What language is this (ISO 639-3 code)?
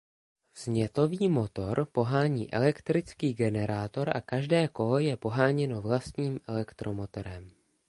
ces